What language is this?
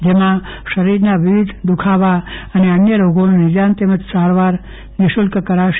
Gujarati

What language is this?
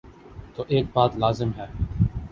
Urdu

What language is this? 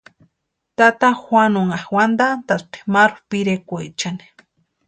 Western Highland Purepecha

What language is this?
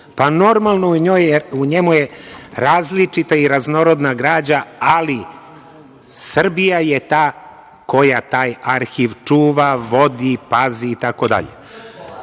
Serbian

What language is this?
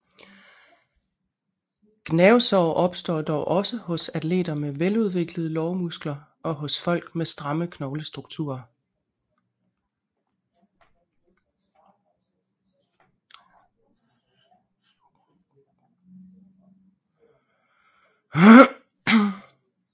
Danish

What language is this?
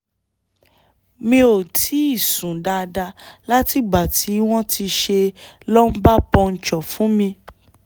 Yoruba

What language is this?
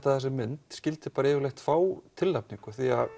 Icelandic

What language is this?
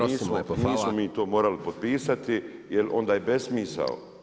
Croatian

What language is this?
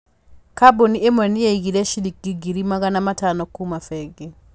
Kikuyu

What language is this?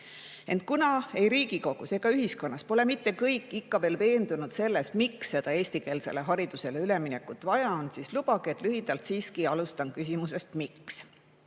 Estonian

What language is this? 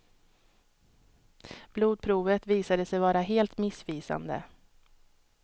Swedish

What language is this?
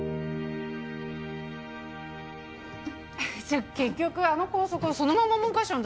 Japanese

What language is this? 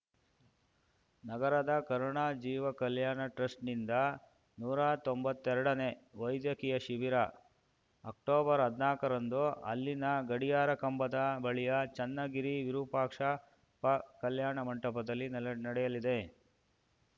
Kannada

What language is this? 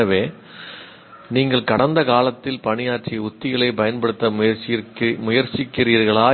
Tamil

